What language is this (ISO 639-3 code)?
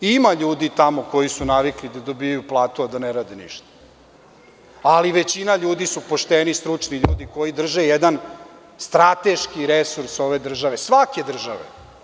srp